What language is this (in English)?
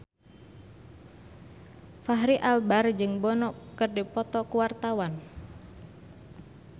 Sundanese